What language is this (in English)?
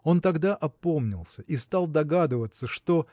Russian